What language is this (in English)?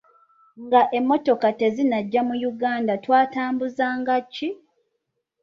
Ganda